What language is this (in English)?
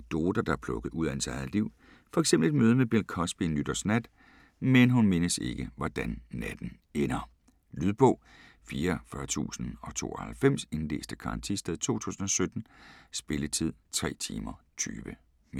Danish